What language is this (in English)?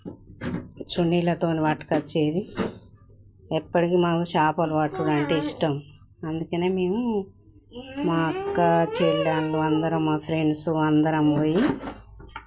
Telugu